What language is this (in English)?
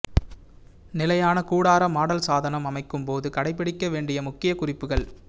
Tamil